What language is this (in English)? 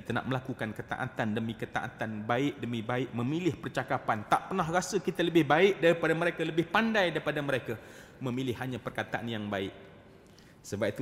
Malay